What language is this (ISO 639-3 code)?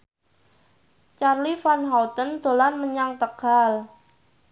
jav